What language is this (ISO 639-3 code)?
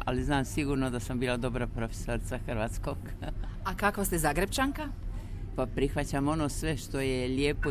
hrv